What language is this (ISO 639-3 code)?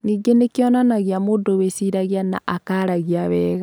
kik